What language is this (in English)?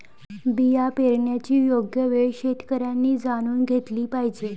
Marathi